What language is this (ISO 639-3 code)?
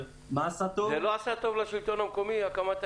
heb